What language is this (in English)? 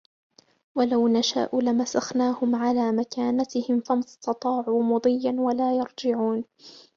Arabic